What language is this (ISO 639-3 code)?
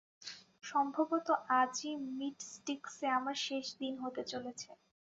ben